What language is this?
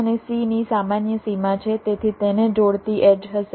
Gujarati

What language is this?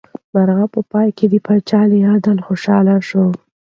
Pashto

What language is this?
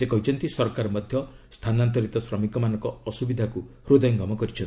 Odia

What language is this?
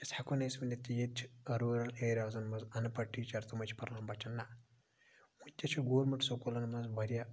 Kashmiri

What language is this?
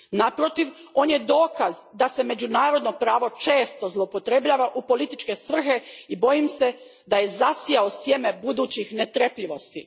Croatian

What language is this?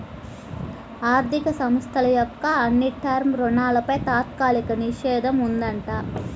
Telugu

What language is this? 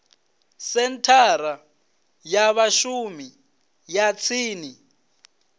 Venda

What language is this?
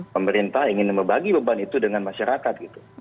Indonesian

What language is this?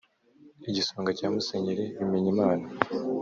Kinyarwanda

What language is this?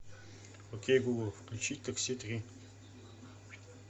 Russian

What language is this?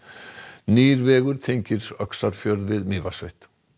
Icelandic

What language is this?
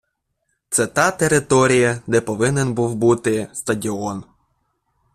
Ukrainian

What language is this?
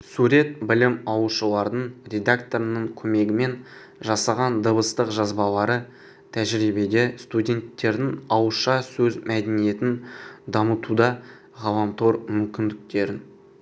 Kazakh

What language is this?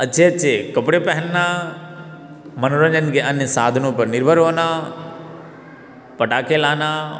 Hindi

